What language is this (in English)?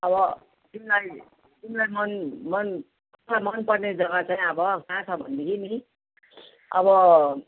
Nepali